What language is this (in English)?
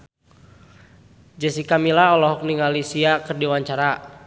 Sundanese